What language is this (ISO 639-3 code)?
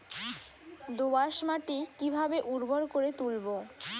ben